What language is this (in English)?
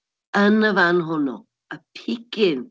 Welsh